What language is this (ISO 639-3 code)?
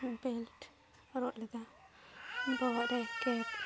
sat